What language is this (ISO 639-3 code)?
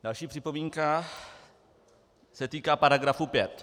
ces